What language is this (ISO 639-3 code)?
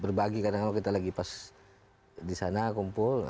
ind